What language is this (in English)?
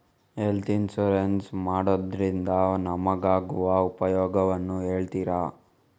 Kannada